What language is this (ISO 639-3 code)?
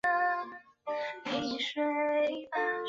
zho